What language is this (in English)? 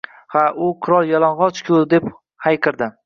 Uzbek